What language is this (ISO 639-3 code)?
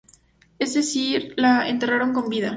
spa